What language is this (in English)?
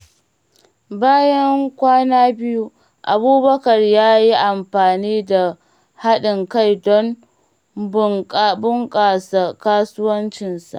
Hausa